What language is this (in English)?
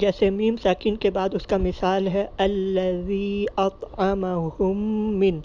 Urdu